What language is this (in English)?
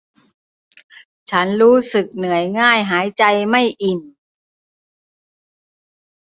Thai